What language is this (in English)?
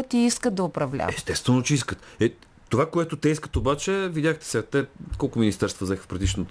Bulgarian